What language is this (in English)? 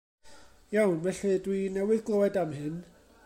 Welsh